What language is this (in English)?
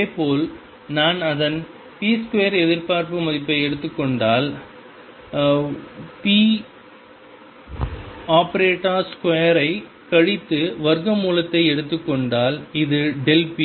Tamil